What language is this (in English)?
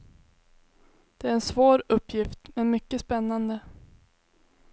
Swedish